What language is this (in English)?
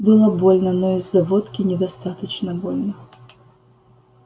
Russian